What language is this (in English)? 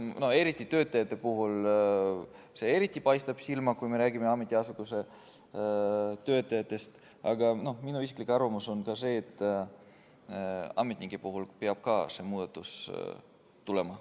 Estonian